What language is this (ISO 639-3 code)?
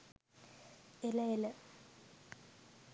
sin